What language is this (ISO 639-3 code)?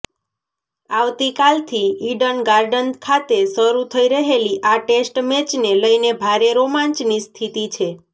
guj